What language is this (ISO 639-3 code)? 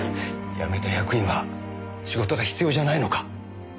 jpn